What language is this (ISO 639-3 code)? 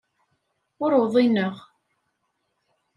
kab